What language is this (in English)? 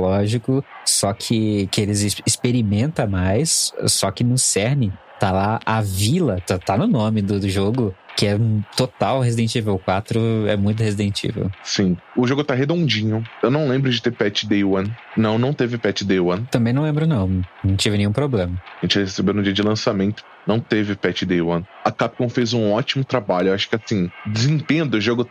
Portuguese